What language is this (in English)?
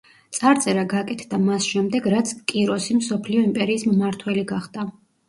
Georgian